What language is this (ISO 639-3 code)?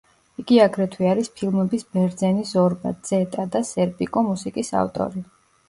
kat